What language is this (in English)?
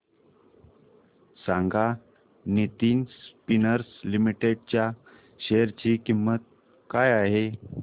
Marathi